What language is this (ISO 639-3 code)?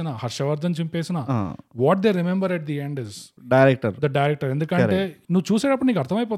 tel